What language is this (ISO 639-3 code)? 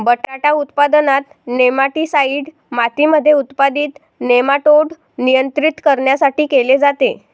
mar